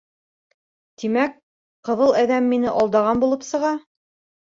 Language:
Bashkir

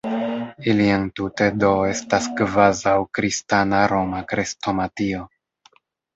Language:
Esperanto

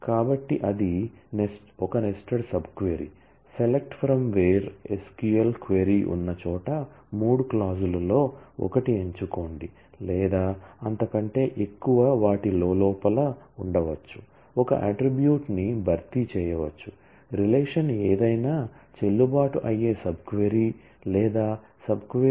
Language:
Telugu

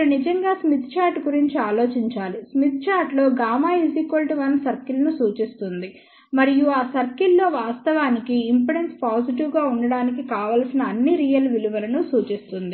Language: Telugu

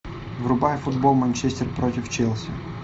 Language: Russian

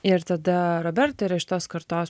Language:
Lithuanian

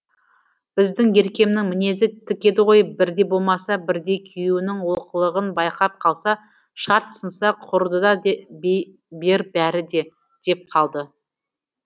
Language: Kazakh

